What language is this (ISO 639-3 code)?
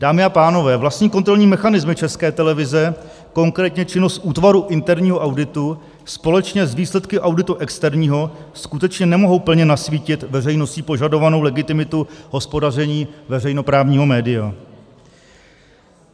ces